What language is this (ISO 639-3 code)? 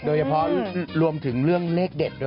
tha